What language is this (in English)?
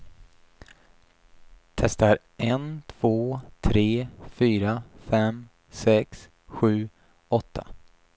Swedish